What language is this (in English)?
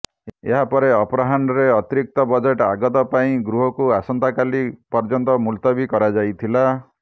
Odia